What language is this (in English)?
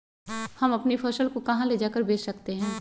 Magahi